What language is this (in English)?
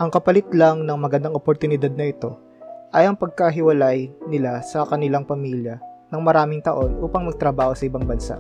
Filipino